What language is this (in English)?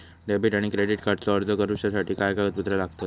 Marathi